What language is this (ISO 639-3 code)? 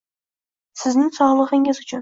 uzb